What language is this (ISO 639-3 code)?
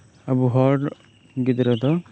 sat